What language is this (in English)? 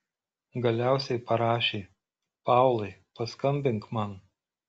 Lithuanian